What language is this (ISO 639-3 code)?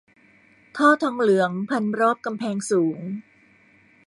tha